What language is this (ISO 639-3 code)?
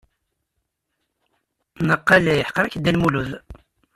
kab